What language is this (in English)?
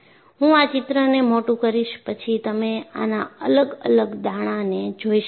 Gujarati